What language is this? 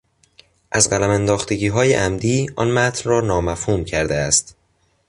Persian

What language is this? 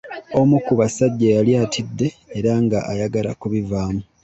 Ganda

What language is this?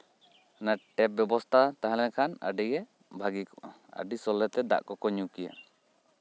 Santali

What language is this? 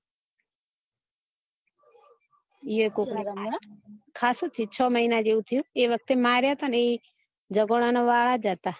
Gujarati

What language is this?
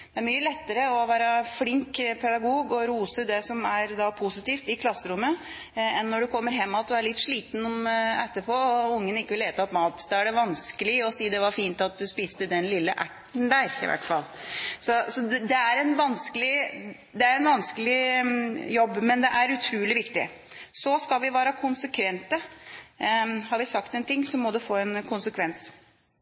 Norwegian Bokmål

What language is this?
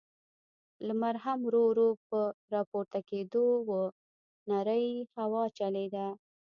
Pashto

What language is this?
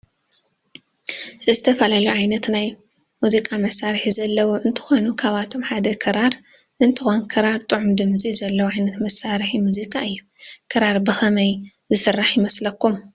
Tigrinya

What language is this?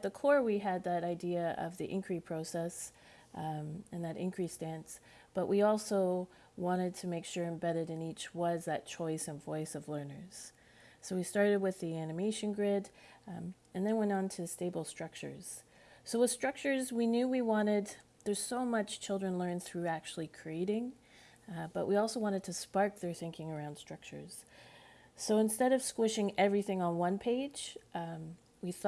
English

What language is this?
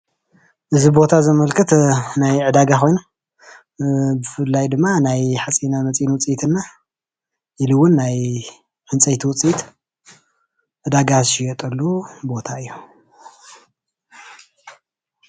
Tigrinya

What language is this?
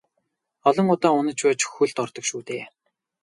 Mongolian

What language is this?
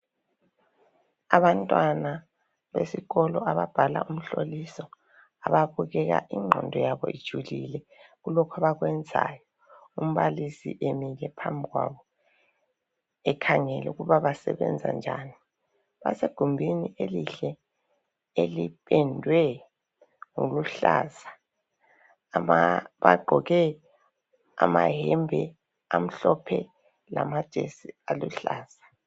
North Ndebele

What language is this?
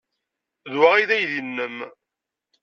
Kabyle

